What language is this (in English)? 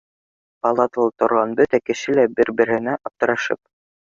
Bashkir